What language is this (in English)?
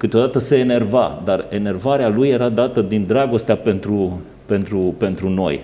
Romanian